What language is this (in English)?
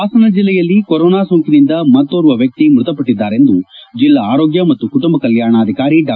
Kannada